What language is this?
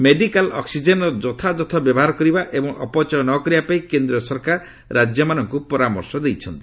Odia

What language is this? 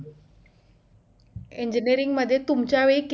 Marathi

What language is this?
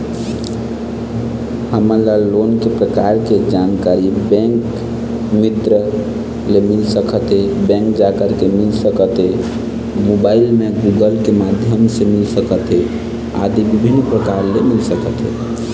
Chhattisgarhi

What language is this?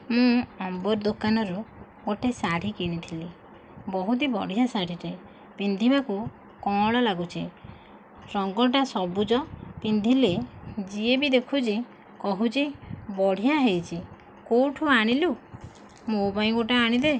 Odia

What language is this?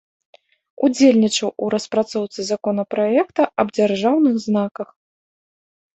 Belarusian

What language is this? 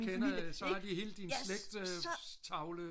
Danish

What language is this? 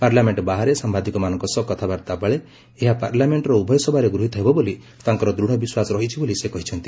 Odia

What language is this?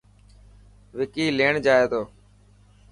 Dhatki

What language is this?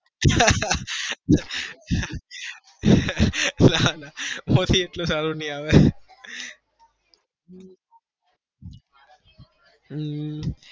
Gujarati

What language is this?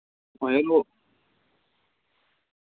Dogri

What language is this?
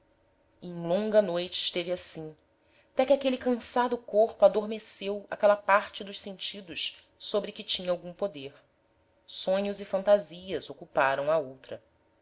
Portuguese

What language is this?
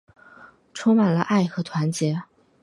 Chinese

